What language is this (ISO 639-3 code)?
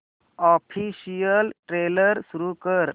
mar